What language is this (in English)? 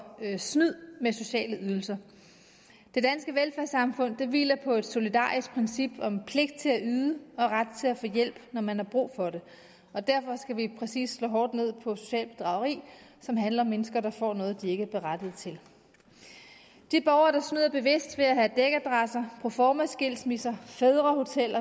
Danish